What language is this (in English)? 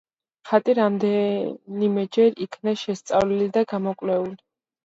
Georgian